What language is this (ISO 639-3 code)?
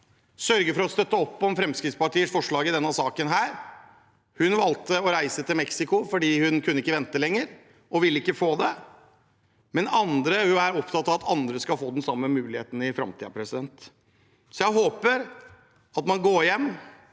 nor